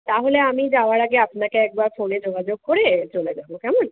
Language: Bangla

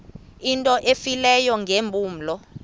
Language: Xhosa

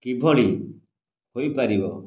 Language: Odia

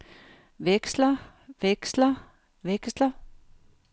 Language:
Danish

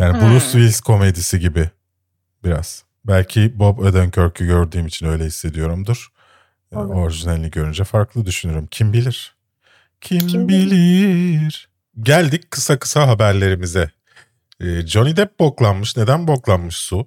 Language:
Turkish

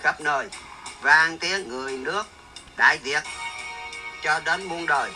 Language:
Vietnamese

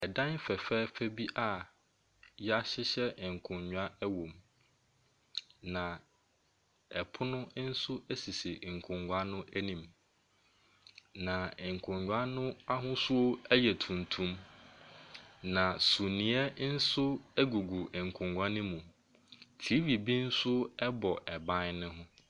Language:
Akan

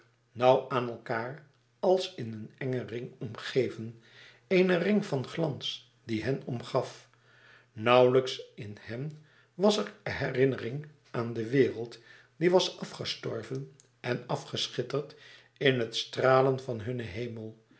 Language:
Dutch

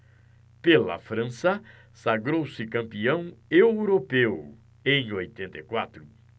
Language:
Portuguese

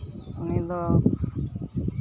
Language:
Santali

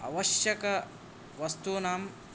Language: Sanskrit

